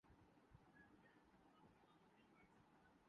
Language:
Urdu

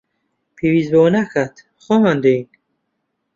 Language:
Central Kurdish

